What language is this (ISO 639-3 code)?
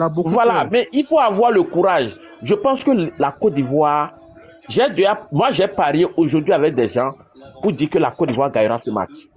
fra